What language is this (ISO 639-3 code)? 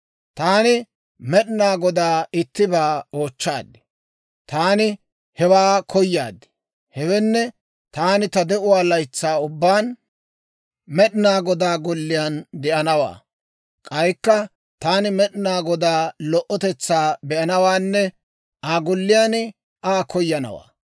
dwr